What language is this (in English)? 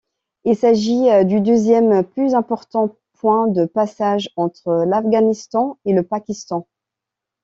French